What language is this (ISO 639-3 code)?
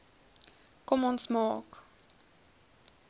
afr